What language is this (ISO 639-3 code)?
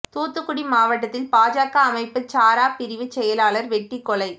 tam